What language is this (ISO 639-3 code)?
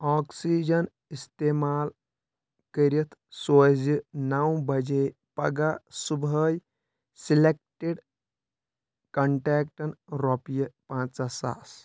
kas